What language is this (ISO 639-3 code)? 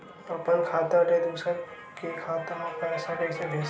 hne